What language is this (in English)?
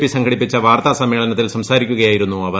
Malayalam